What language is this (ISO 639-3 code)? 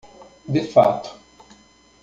por